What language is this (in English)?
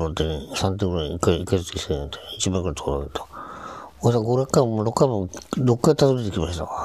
Japanese